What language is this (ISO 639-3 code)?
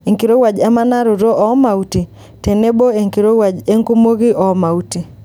mas